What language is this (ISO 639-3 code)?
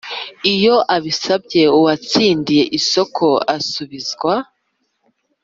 kin